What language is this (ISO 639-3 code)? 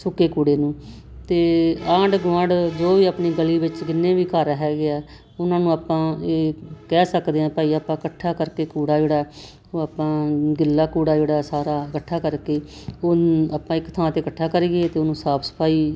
pan